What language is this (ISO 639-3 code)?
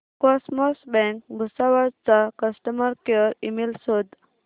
mar